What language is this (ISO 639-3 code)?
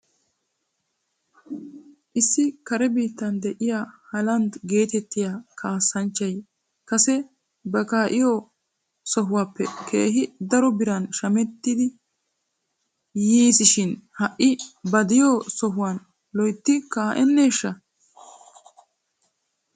wal